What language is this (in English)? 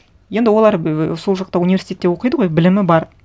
Kazakh